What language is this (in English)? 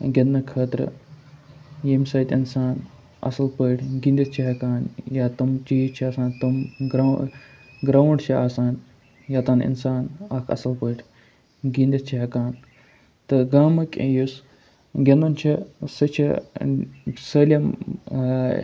Kashmiri